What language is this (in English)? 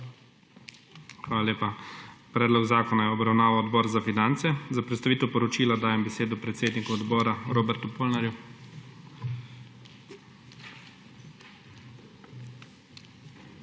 Slovenian